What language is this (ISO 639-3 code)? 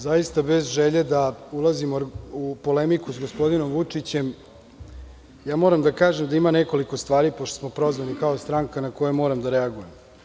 srp